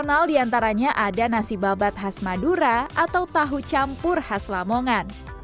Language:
Indonesian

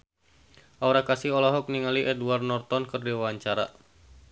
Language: Sundanese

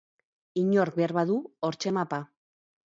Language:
Basque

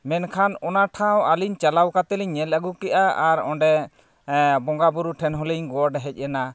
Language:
Santali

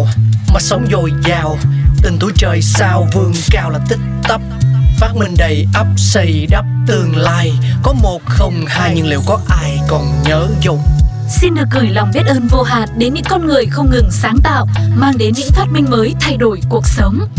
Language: Vietnamese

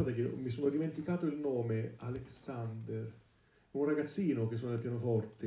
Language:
Italian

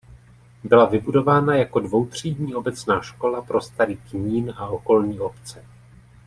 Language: Czech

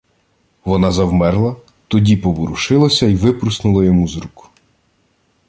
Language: Ukrainian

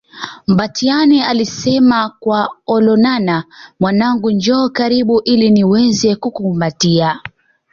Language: Swahili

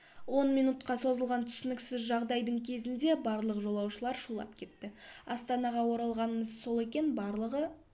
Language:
Kazakh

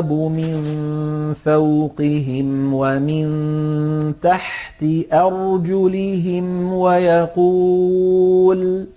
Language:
Arabic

